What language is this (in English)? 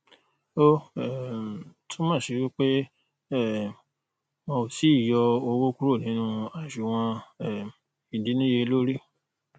Yoruba